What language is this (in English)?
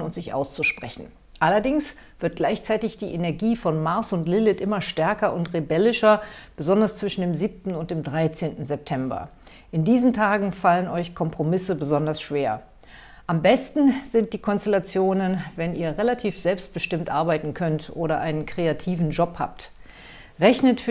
German